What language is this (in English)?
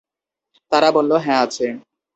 Bangla